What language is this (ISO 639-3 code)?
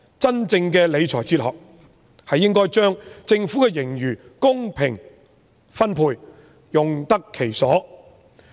yue